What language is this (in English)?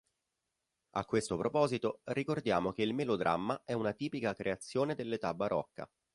Italian